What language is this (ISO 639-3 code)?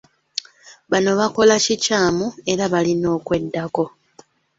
lug